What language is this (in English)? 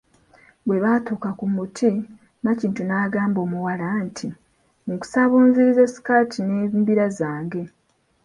Ganda